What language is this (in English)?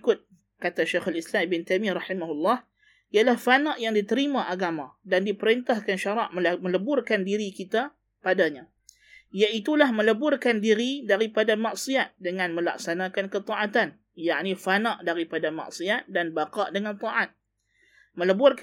Malay